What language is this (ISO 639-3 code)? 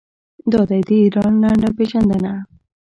pus